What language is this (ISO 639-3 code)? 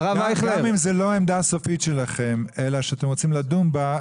heb